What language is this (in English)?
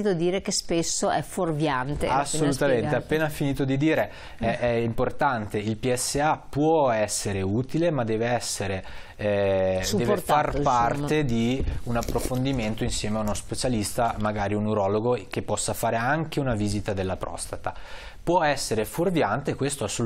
Italian